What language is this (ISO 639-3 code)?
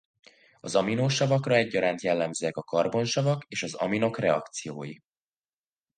hun